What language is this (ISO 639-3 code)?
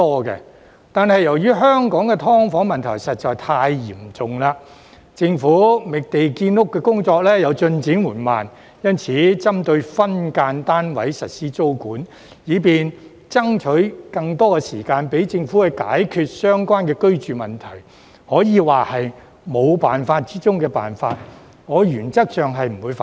yue